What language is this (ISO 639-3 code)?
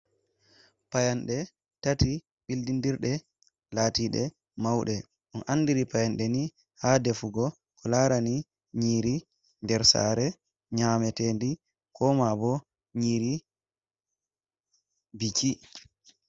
ful